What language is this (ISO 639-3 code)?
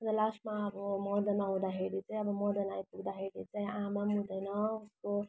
nep